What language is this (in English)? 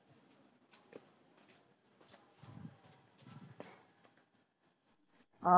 Punjabi